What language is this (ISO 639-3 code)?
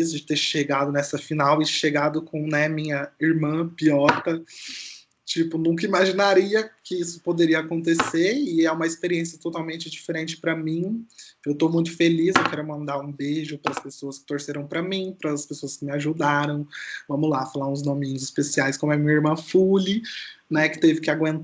por